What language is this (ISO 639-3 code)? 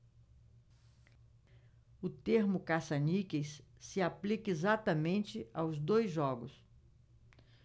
por